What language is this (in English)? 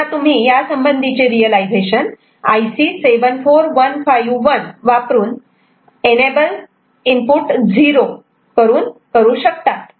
Marathi